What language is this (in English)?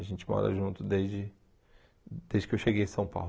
Portuguese